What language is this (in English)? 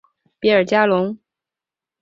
Chinese